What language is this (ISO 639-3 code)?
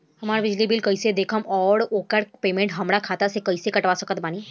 bho